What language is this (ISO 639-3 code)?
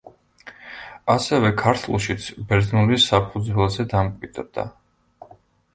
kat